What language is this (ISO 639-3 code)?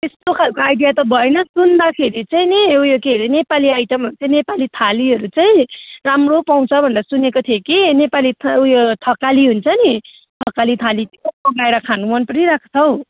nep